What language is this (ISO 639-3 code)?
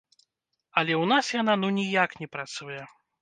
bel